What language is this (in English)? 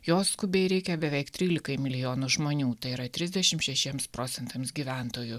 Lithuanian